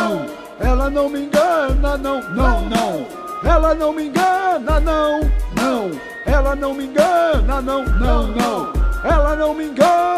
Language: Portuguese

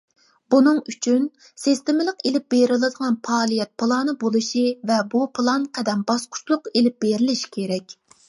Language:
Uyghur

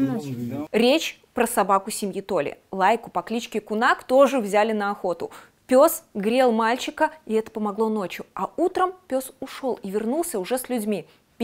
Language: Russian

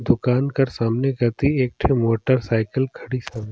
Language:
Surgujia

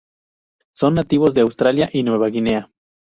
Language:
Spanish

